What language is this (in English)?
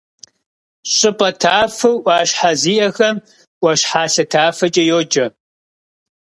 Kabardian